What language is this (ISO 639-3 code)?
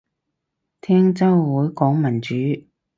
yue